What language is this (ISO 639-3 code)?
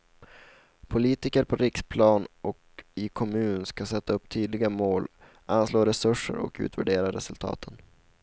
swe